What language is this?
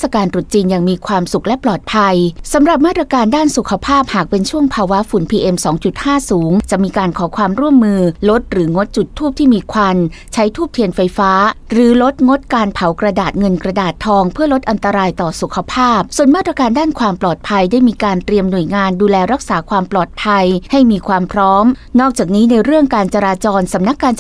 Thai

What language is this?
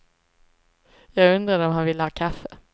Swedish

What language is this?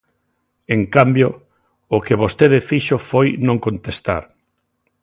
Galician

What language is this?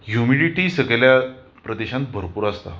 Konkani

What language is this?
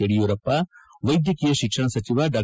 Kannada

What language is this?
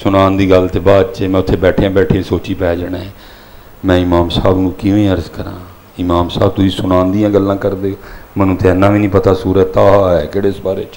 Punjabi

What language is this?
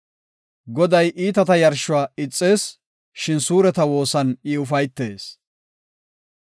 Gofa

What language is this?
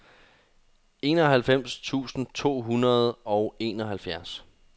Danish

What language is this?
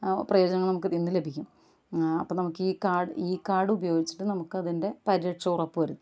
Malayalam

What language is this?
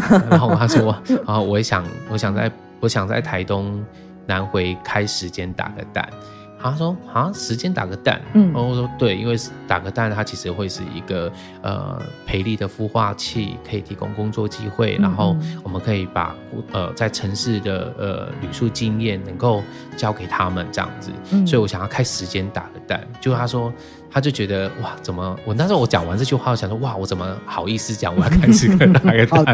Chinese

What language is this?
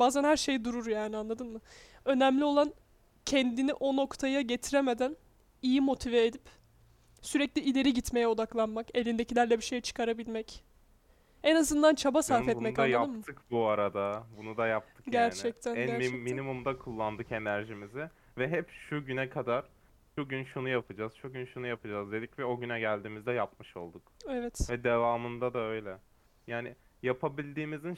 Turkish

